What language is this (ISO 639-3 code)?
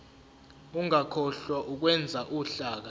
zul